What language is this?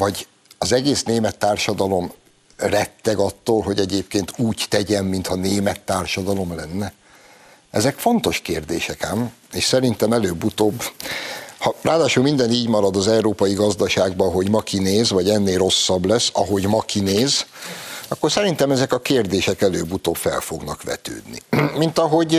Hungarian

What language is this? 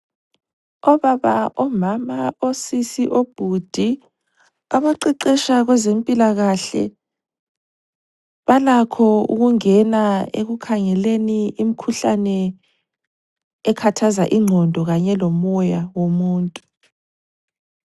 North Ndebele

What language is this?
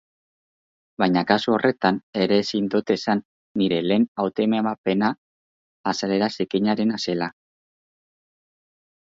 Basque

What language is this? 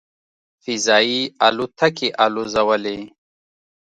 Pashto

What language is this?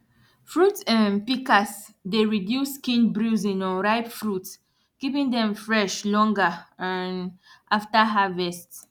Nigerian Pidgin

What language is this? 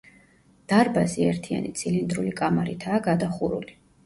Georgian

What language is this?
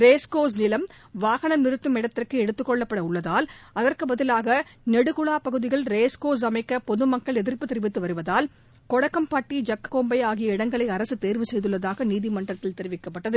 Tamil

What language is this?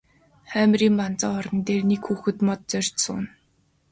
Mongolian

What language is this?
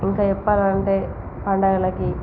Telugu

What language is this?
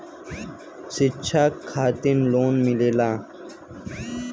Bhojpuri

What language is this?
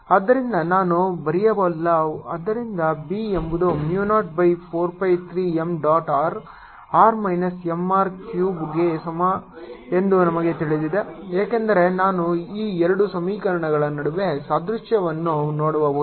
Kannada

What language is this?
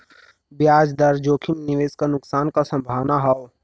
Bhojpuri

